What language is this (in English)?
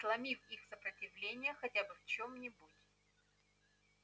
Russian